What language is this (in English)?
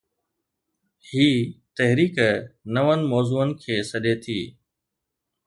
Sindhi